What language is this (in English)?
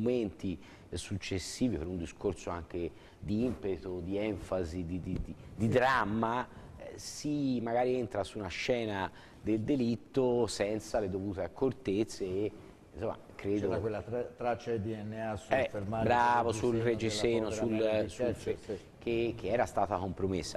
Italian